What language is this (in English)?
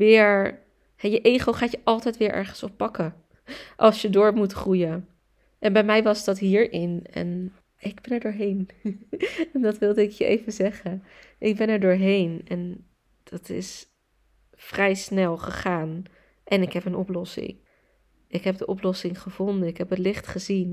Dutch